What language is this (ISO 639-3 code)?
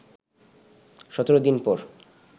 ben